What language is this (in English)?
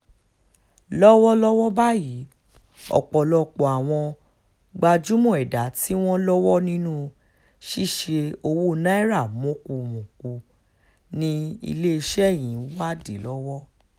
Yoruba